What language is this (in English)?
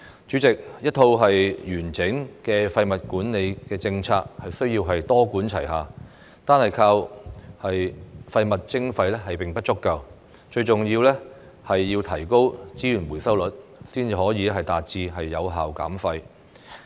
Cantonese